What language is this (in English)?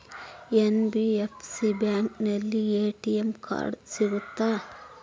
Kannada